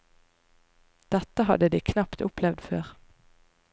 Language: Norwegian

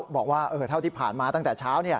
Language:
Thai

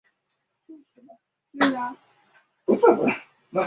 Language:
Chinese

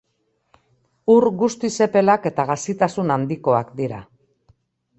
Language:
Basque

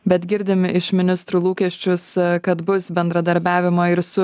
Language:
Lithuanian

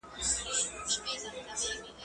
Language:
Pashto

